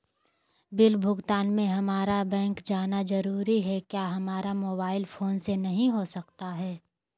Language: Magahi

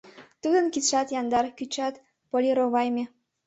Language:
Mari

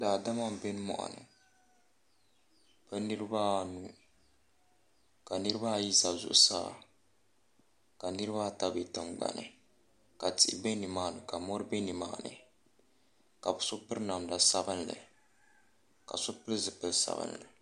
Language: Dagbani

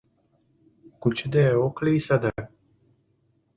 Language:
Mari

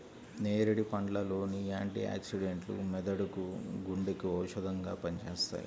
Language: Telugu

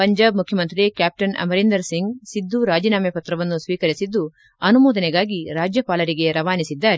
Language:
Kannada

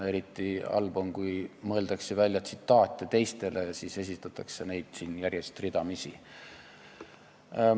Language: Estonian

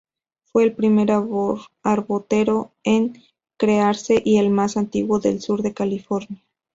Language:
Spanish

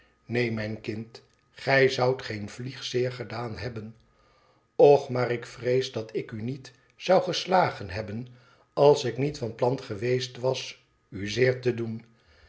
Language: Dutch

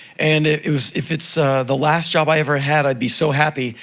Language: English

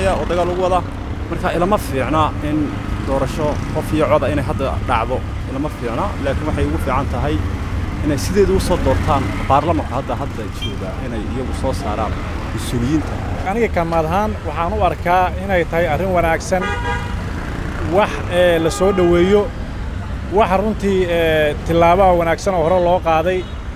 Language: Arabic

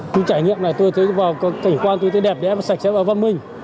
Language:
Vietnamese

